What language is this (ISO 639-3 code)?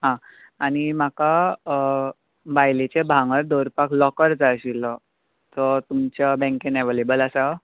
kok